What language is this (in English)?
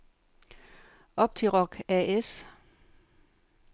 Danish